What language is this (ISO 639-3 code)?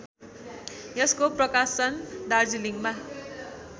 nep